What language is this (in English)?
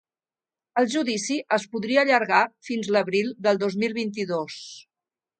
Catalan